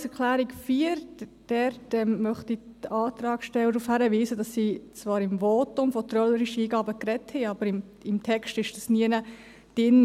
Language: Swiss German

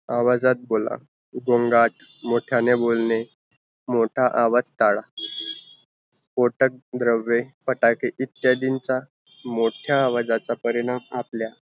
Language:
Marathi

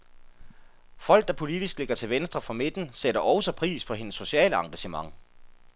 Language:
Danish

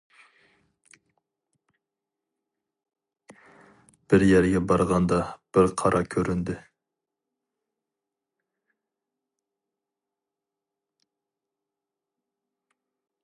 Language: Uyghur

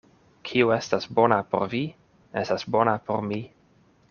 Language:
Esperanto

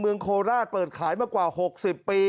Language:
Thai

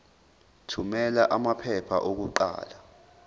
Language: Zulu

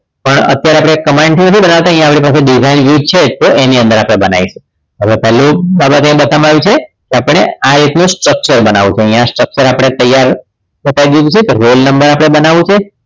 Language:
Gujarati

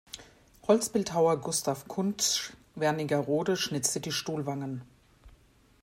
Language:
German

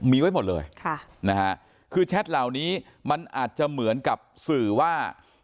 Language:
Thai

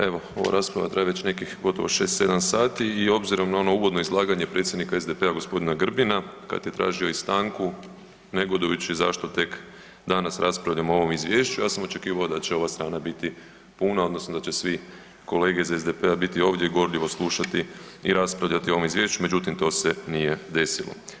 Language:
Croatian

